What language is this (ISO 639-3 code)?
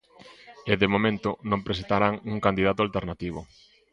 glg